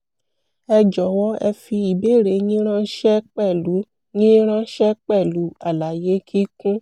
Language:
Yoruba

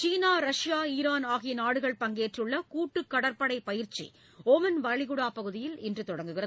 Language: Tamil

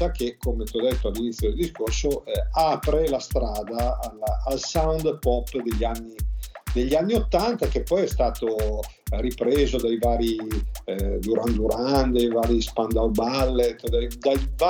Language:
Italian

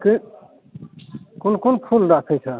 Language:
Maithili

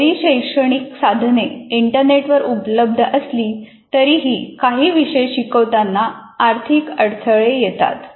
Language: Marathi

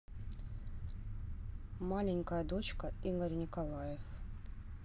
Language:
Russian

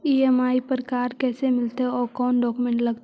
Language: Magahi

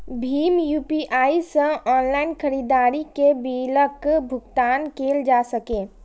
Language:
Maithili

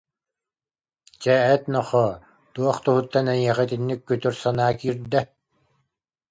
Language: Yakut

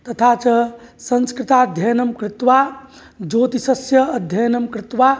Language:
Sanskrit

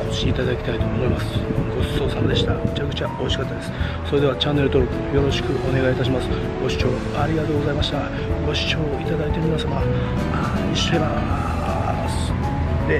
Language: Japanese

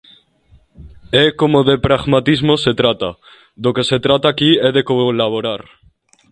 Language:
Galician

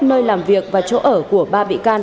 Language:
Vietnamese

